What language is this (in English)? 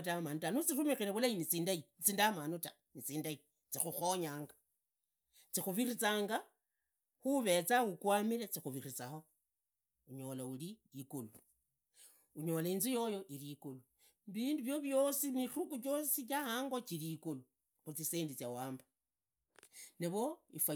Idakho-Isukha-Tiriki